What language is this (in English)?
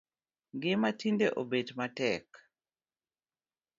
Luo (Kenya and Tanzania)